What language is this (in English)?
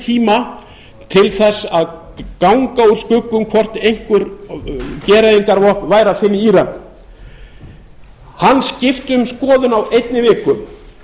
Icelandic